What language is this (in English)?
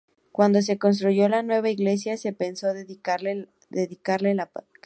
Spanish